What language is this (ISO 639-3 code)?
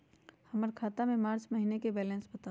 mag